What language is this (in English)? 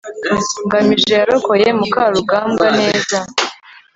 Kinyarwanda